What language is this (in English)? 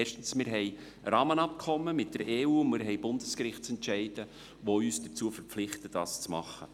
Swiss German